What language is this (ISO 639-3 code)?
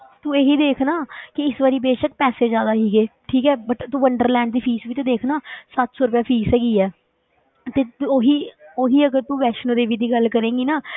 pan